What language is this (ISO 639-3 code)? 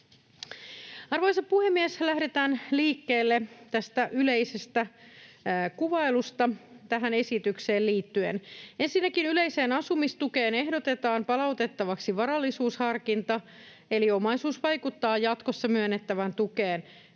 fin